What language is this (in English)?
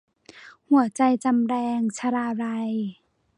Thai